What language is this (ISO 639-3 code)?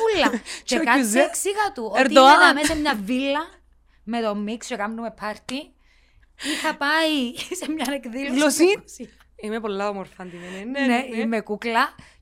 ell